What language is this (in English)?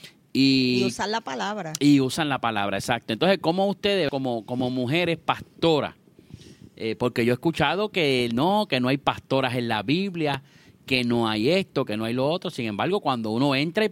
Spanish